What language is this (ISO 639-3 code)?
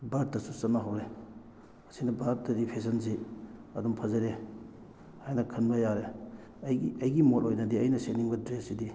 mni